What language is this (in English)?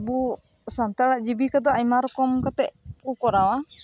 Santali